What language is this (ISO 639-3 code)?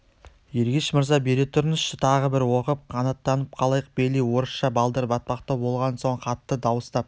kaz